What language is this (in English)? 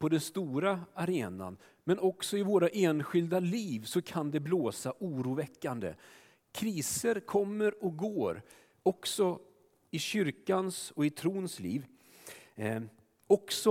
Swedish